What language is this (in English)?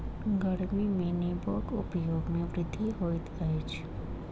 Maithili